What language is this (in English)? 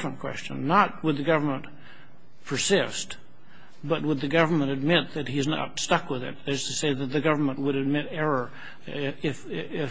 English